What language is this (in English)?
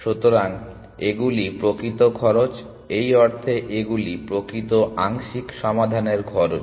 Bangla